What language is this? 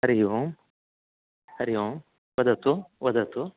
Sanskrit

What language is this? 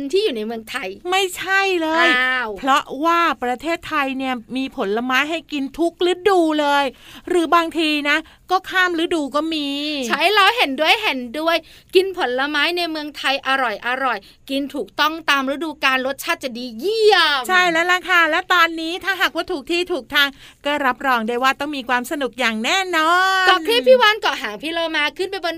Thai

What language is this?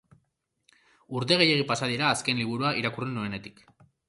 Basque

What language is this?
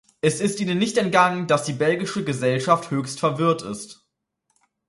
German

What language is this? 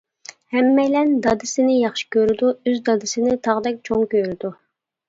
Uyghur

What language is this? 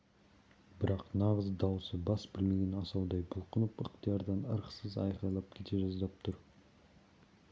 Kazakh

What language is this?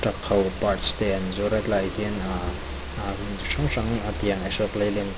Mizo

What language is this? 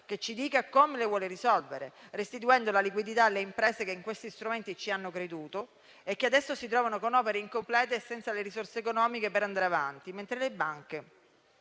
Italian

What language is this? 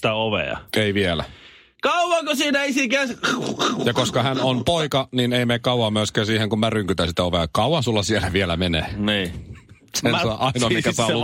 Finnish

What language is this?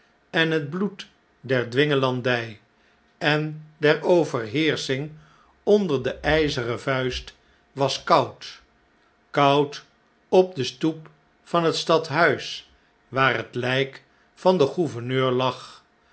Dutch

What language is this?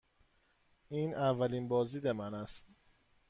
Persian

